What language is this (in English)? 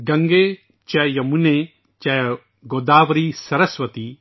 Urdu